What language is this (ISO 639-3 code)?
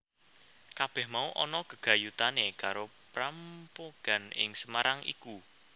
jav